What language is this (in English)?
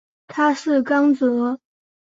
Chinese